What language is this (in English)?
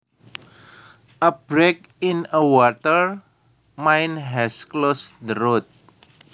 Javanese